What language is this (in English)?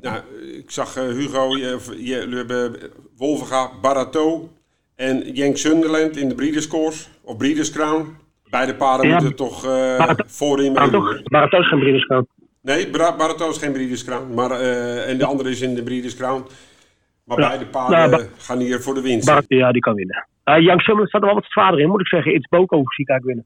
Dutch